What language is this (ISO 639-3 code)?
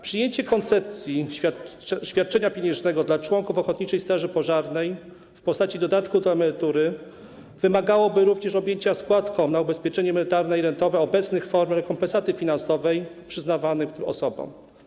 pol